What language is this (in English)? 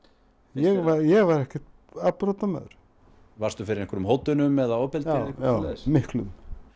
Icelandic